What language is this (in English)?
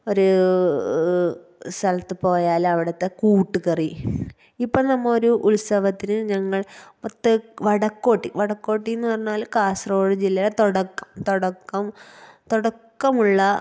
Malayalam